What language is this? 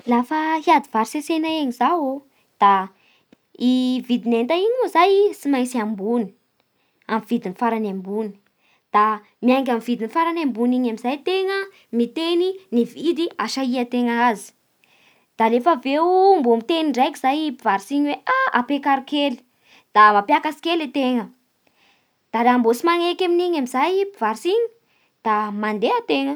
Bara Malagasy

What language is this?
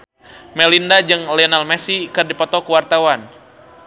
Sundanese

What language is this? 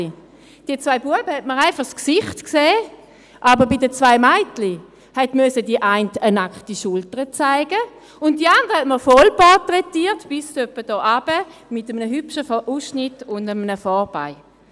Swiss German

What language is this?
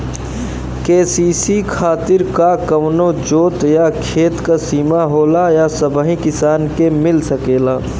Bhojpuri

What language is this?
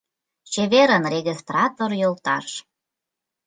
Mari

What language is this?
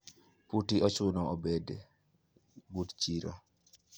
Luo (Kenya and Tanzania)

